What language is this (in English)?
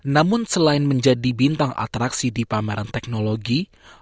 Indonesian